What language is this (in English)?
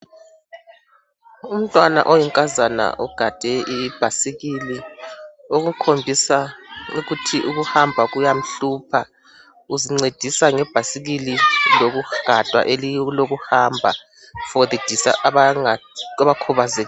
North Ndebele